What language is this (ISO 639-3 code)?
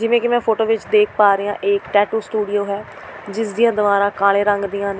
pan